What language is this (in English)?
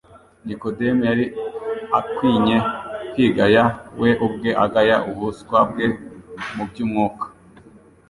Kinyarwanda